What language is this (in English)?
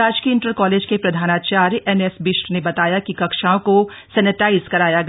Hindi